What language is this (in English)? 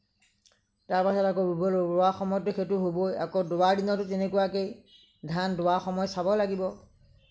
Assamese